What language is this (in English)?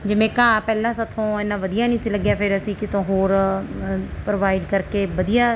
Punjabi